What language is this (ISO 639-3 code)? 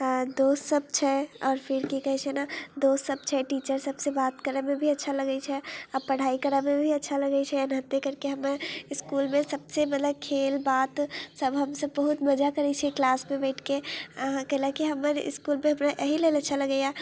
mai